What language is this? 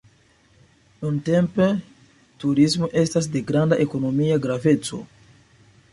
Esperanto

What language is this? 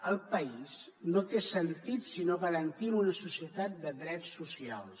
Catalan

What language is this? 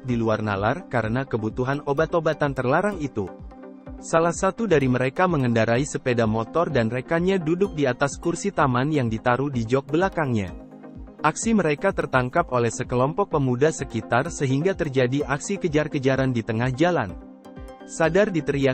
Indonesian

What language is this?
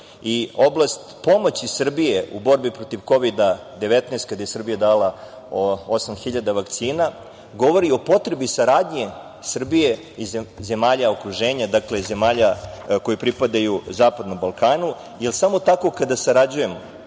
Serbian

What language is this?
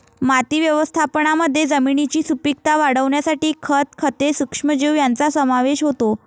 Marathi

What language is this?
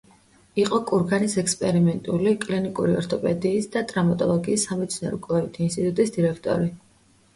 Georgian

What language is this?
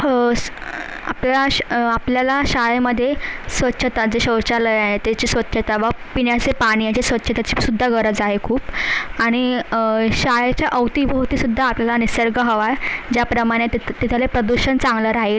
Marathi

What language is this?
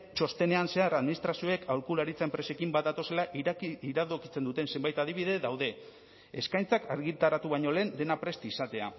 Basque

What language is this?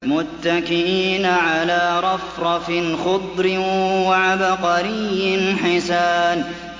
Arabic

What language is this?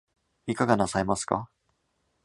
Japanese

